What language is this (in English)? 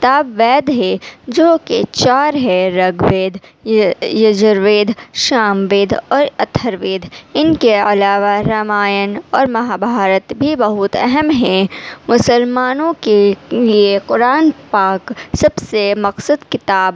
Urdu